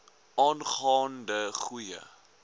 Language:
Afrikaans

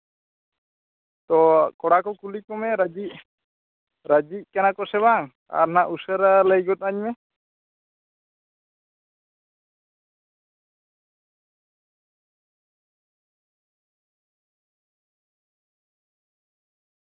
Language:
Santali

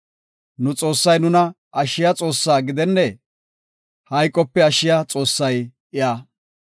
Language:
Gofa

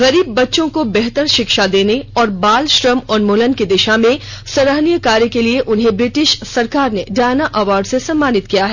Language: Hindi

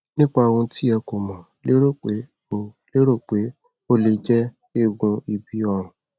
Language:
Yoruba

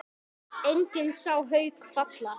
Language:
Icelandic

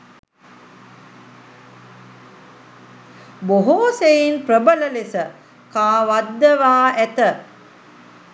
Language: Sinhala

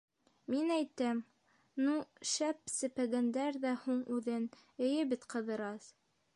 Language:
Bashkir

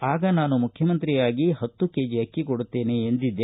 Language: Kannada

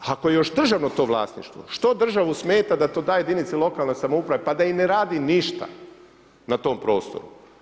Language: Croatian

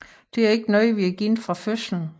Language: Danish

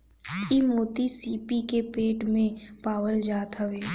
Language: Bhojpuri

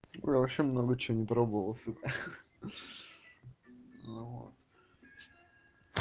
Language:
Russian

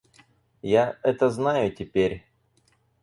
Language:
Russian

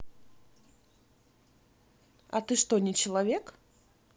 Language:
Russian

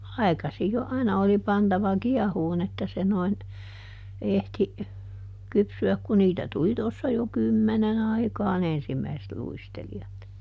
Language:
Finnish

